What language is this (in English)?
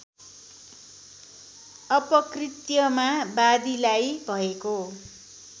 Nepali